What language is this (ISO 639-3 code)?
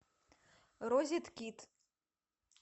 rus